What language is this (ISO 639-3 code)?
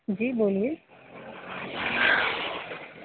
urd